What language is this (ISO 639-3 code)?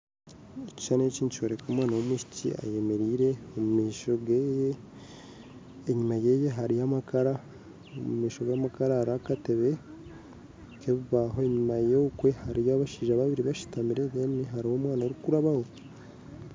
nyn